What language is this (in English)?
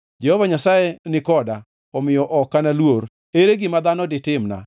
Luo (Kenya and Tanzania)